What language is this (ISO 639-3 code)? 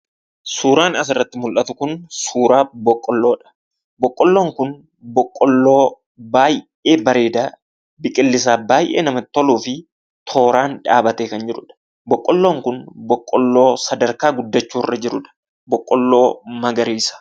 orm